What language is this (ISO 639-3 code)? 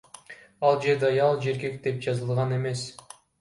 kir